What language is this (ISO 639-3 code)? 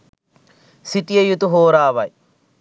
sin